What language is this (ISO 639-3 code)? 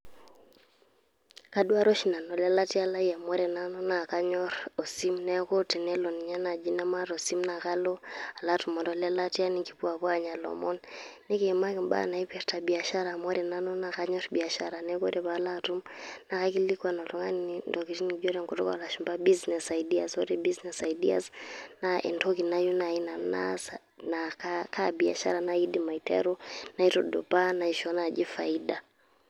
mas